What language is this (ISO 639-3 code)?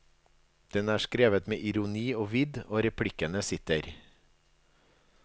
nor